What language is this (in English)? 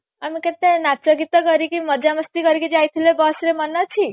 Odia